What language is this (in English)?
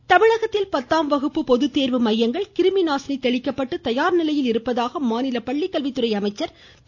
Tamil